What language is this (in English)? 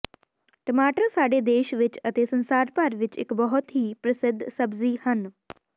Punjabi